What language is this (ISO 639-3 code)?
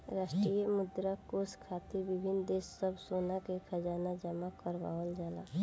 bho